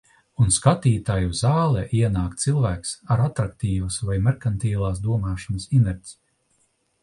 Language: Latvian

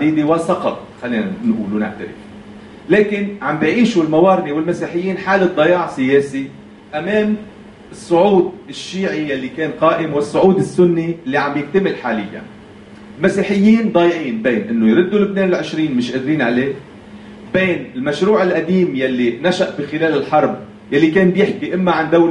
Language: Arabic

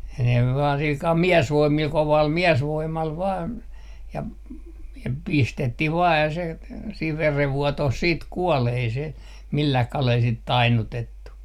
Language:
Finnish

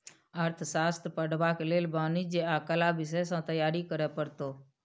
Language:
Maithili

